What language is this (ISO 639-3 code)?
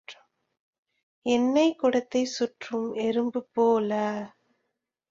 tam